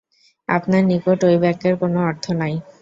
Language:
Bangla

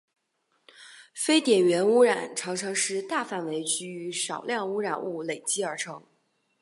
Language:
Chinese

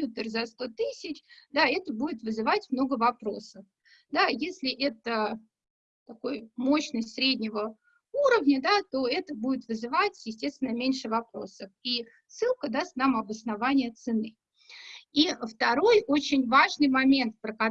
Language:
Russian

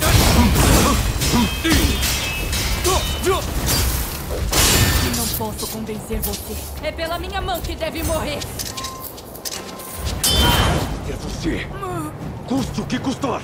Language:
Portuguese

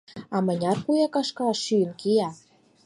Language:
Mari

